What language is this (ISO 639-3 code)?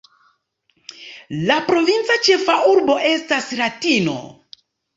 epo